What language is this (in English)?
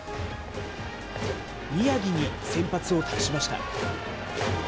Japanese